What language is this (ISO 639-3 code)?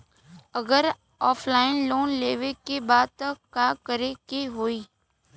bho